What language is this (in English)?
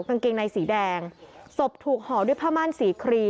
Thai